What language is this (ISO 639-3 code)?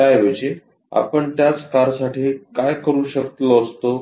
mar